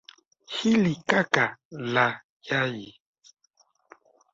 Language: Swahili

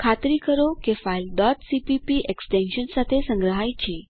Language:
Gujarati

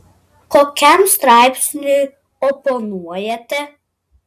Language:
Lithuanian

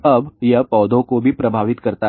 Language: Hindi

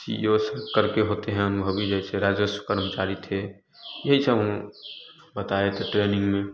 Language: Hindi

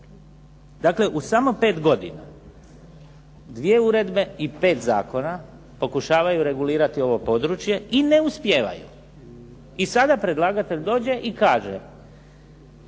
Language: Croatian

